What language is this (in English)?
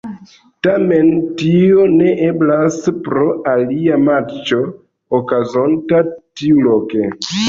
Esperanto